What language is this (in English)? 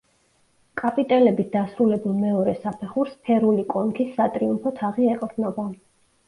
Georgian